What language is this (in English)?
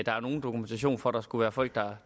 Danish